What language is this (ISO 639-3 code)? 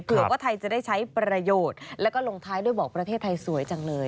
tha